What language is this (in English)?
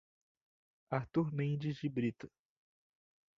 Portuguese